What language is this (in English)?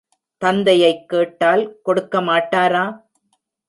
Tamil